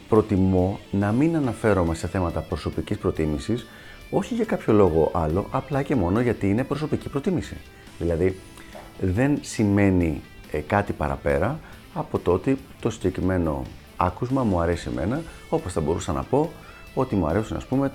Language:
Greek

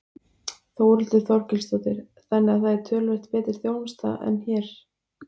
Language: Icelandic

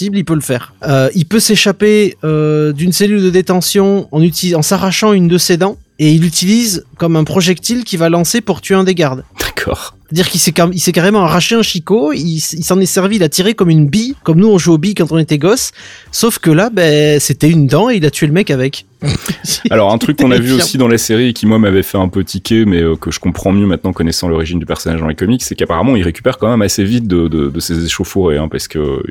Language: French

